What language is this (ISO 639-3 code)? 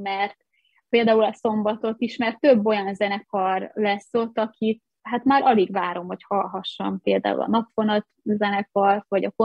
hun